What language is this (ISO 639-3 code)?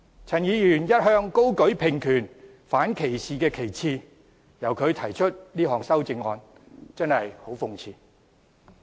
yue